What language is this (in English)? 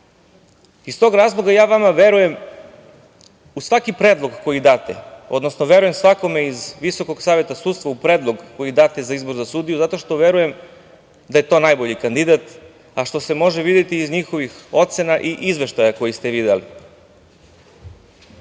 Serbian